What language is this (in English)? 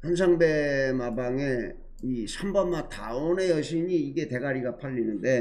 Korean